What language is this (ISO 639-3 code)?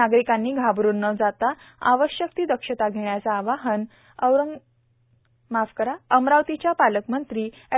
mar